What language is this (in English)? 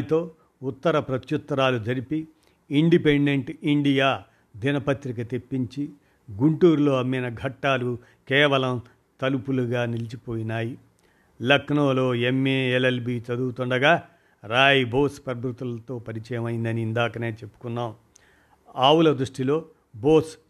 Telugu